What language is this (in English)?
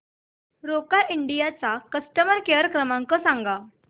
Marathi